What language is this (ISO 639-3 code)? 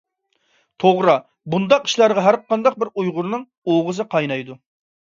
uig